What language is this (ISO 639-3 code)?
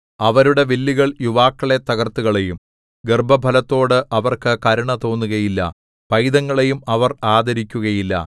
mal